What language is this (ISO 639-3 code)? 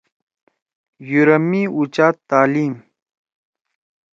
trw